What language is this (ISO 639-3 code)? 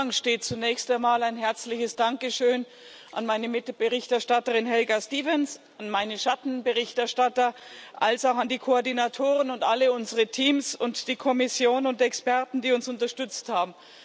deu